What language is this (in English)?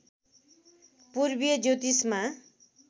Nepali